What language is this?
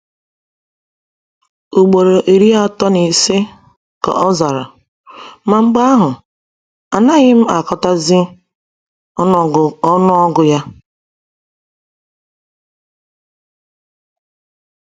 Igbo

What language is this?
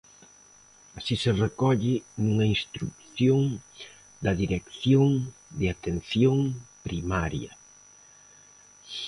Galician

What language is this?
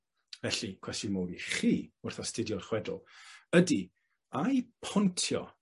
Welsh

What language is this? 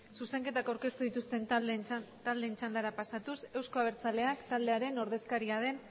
Basque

